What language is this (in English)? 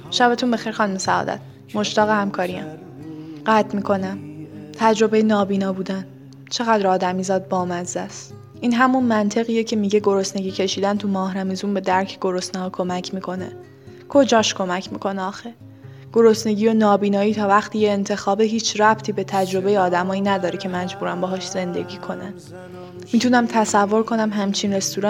Persian